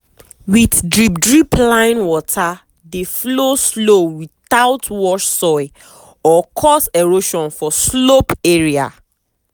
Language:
Nigerian Pidgin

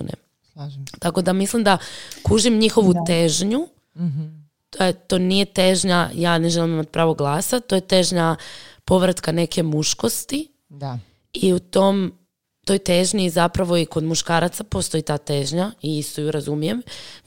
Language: Croatian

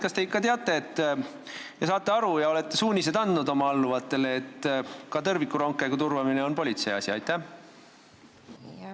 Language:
Estonian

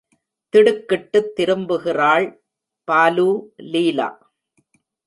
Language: Tamil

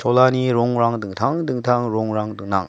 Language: Garo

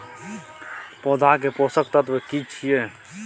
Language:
Maithili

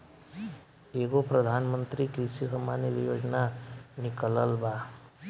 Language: Bhojpuri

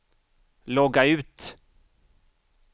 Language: Swedish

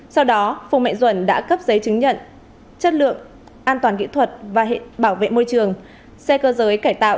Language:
Vietnamese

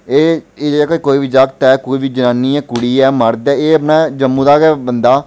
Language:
Dogri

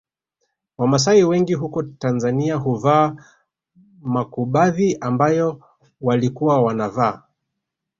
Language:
Swahili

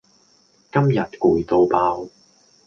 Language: Cantonese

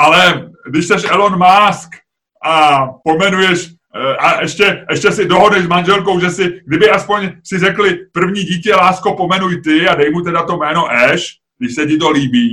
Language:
Czech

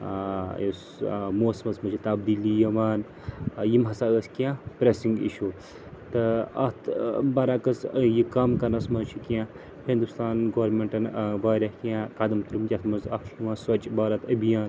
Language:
Kashmiri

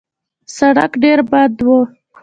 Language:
Pashto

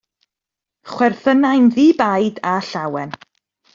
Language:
Welsh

